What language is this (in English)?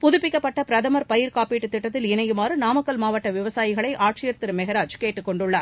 Tamil